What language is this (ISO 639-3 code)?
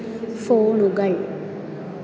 mal